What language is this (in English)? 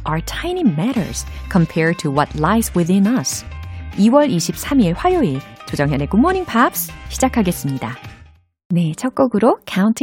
Korean